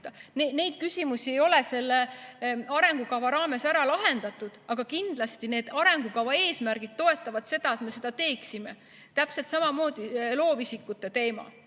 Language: Estonian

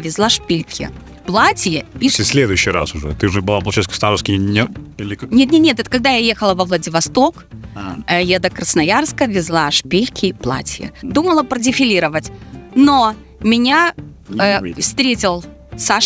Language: Russian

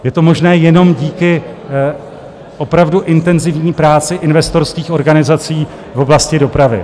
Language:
Czech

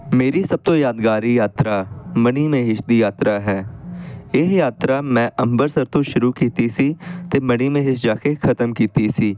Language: Punjabi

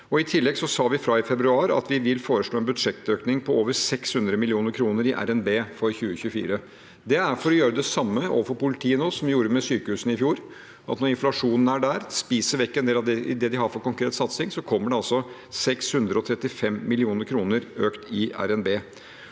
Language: Norwegian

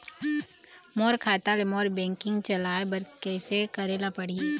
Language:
Chhattisgarhi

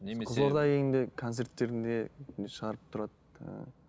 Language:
Kazakh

